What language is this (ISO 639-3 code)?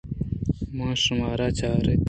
bgp